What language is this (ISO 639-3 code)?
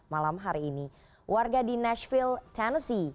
ind